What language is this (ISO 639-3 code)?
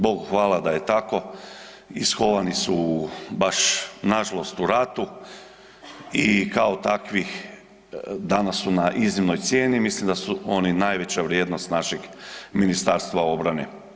hrv